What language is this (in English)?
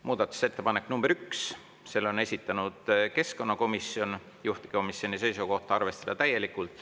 Estonian